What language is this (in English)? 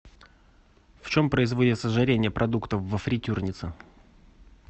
Russian